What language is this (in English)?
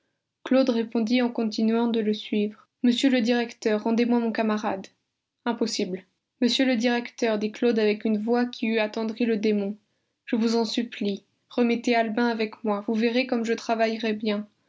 French